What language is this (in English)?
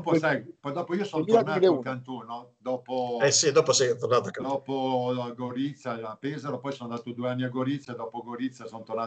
Italian